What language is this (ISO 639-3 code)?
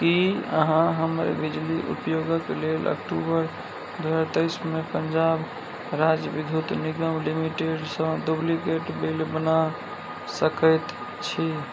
mai